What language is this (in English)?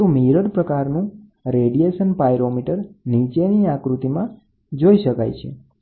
Gujarati